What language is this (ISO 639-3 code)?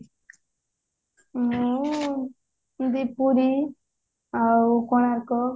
ori